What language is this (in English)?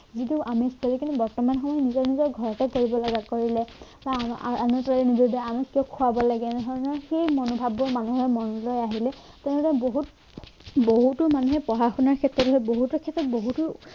Assamese